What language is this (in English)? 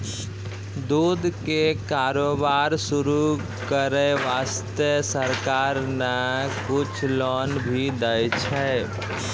Maithili